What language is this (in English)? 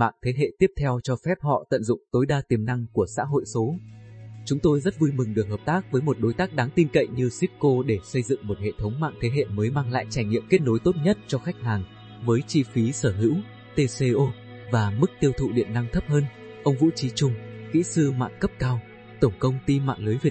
Vietnamese